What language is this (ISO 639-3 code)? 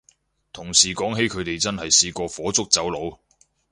yue